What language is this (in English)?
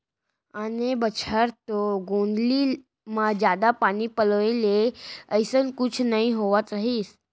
Chhattisgarhi